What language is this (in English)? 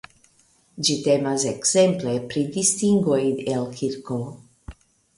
Esperanto